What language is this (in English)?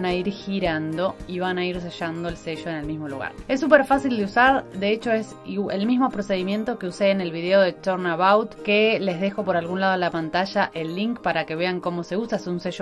Spanish